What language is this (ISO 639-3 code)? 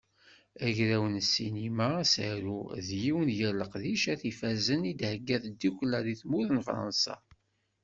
kab